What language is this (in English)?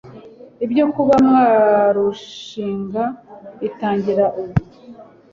Kinyarwanda